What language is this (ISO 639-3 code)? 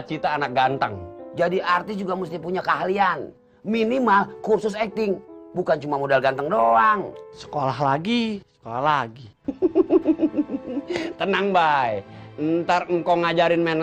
ind